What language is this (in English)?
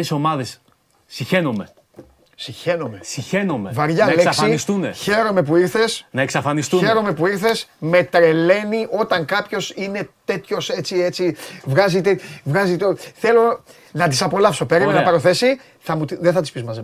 Greek